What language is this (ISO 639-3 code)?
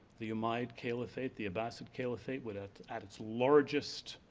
eng